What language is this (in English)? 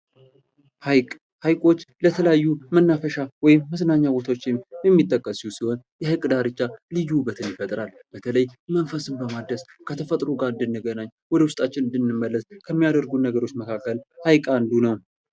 Amharic